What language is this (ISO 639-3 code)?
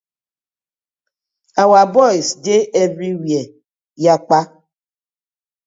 pcm